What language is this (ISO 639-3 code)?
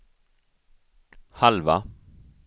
swe